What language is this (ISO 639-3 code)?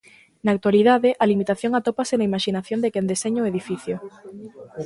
glg